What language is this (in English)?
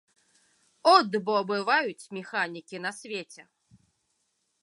Belarusian